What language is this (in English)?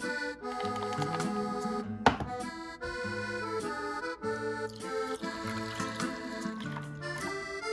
Korean